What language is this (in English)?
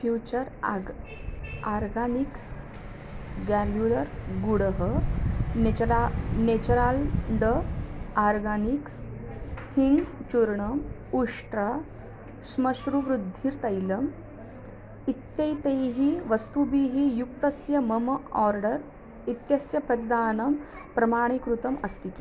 Sanskrit